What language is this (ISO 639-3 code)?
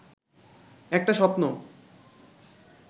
ben